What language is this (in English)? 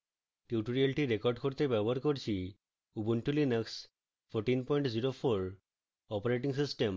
Bangla